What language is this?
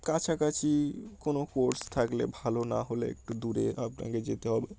Bangla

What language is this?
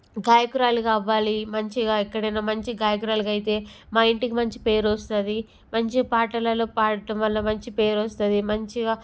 Telugu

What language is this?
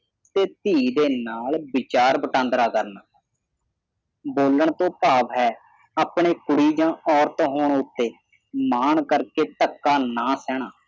Punjabi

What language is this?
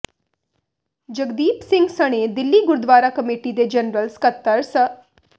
Punjabi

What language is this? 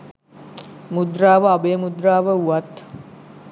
Sinhala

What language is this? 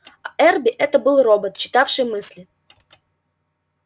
Russian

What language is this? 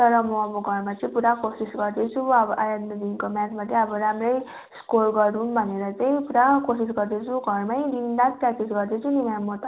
Nepali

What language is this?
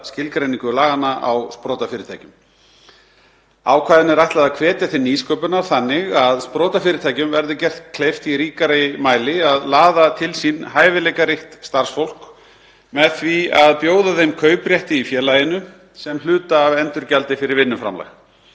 Icelandic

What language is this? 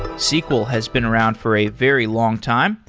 English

